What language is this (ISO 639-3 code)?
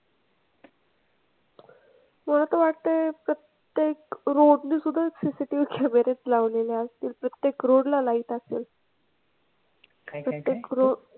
mar